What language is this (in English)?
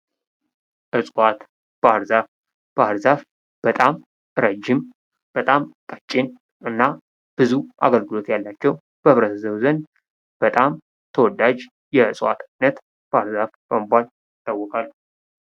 Amharic